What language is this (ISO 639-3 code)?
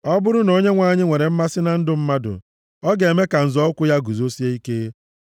ibo